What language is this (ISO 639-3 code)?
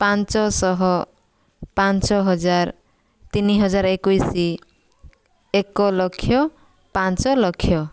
ori